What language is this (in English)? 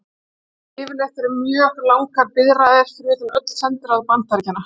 Icelandic